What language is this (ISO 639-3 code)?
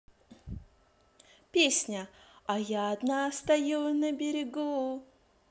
rus